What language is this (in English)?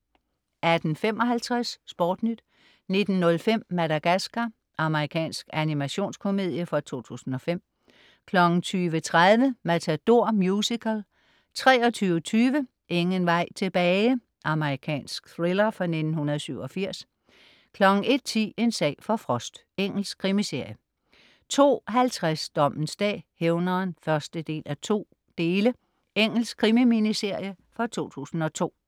Danish